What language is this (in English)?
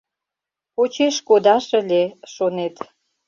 Mari